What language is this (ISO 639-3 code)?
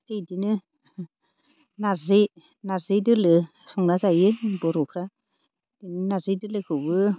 brx